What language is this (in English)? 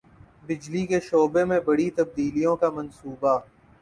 Urdu